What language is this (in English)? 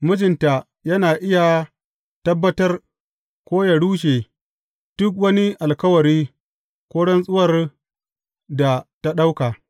Hausa